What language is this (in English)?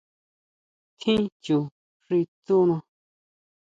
Huautla Mazatec